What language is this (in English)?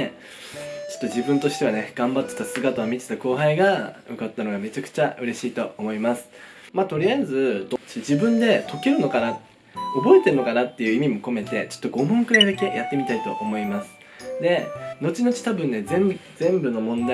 Japanese